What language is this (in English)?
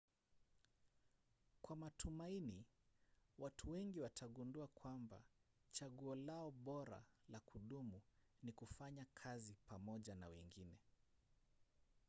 Swahili